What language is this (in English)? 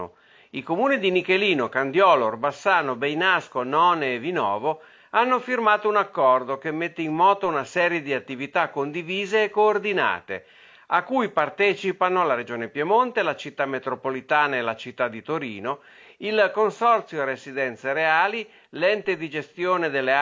Italian